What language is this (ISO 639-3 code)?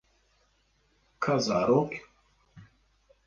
kur